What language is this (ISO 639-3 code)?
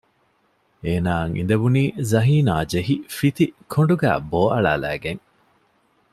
div